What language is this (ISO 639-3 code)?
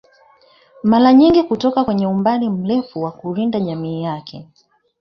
swa